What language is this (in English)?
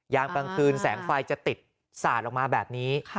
Thai